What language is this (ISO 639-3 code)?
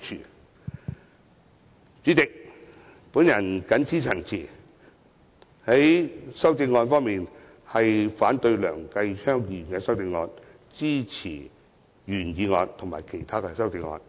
yue